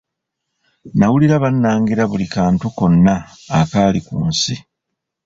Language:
Ganda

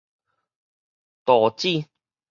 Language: Min Nan Chinese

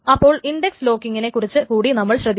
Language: Malayalam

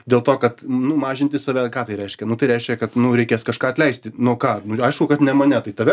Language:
Lithuanian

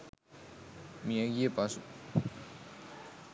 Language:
Sinhala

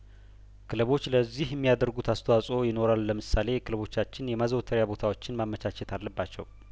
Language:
Amharic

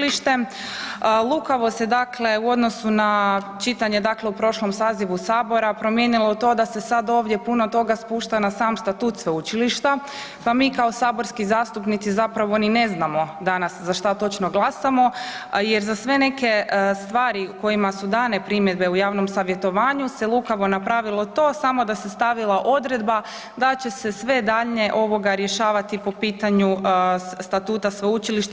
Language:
Croatian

